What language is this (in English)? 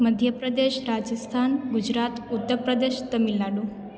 Sindhi